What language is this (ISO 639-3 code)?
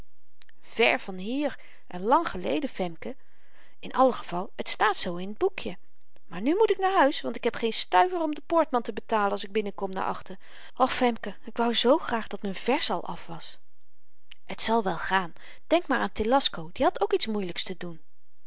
nld